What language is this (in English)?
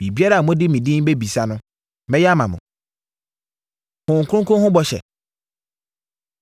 Akan